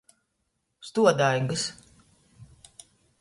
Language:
Latgalian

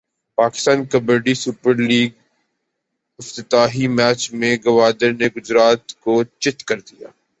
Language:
Urdu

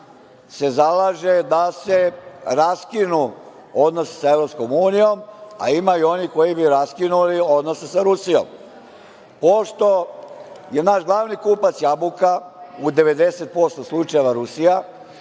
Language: Serbian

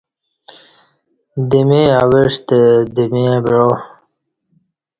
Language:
Kati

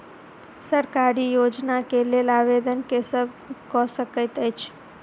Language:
Maithili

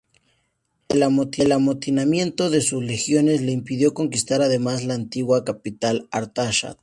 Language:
Spanish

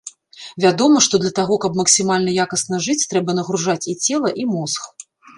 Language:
Belarusian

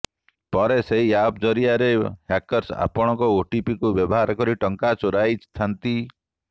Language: Odia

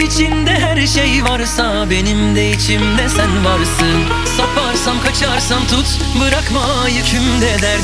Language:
Turkish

